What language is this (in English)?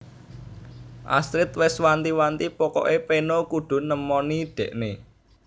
Javanese